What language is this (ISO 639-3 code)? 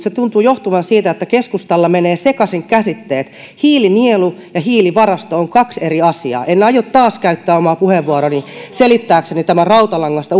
fin